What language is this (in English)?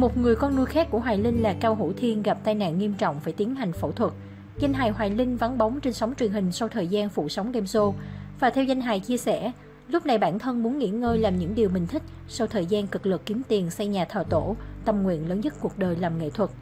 Vietnamese